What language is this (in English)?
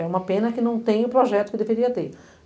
Portuguese